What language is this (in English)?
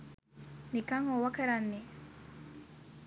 Sinhala